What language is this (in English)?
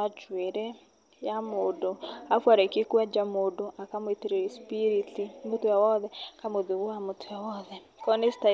Kikuyu